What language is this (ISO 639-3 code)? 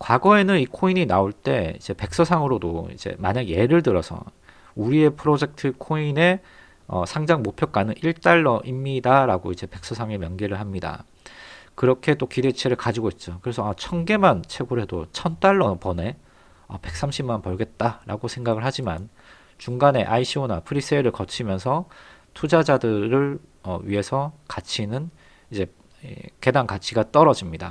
kor